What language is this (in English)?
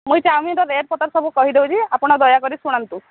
Odia